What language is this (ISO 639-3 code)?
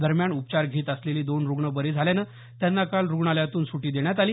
mar